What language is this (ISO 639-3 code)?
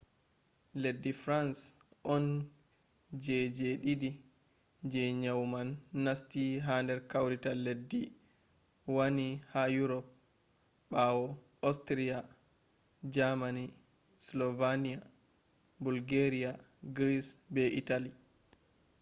ful